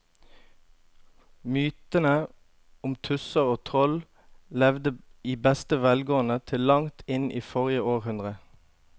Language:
Norwegian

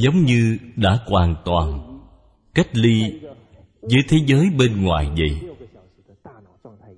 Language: Vietnamese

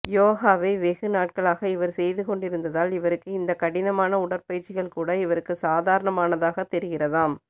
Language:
Tamil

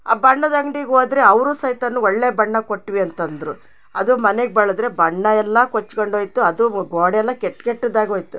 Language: Kannada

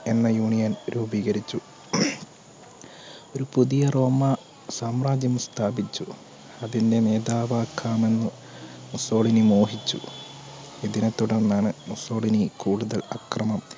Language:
Malayalam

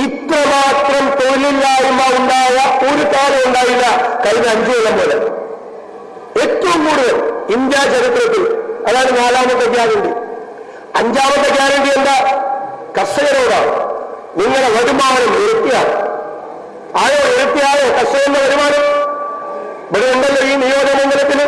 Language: Malayalam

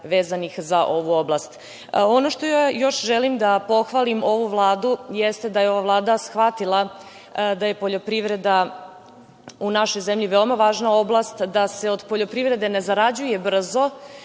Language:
Serbian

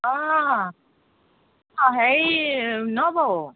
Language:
Assamese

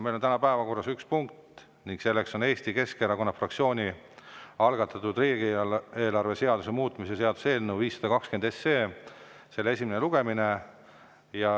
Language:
Estonian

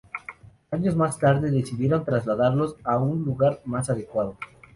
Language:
Spanish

